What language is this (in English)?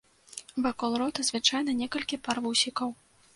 Belarusian